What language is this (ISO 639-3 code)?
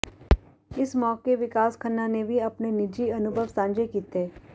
pan